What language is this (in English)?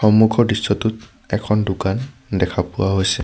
Assamese